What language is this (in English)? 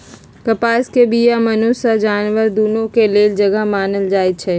Magahi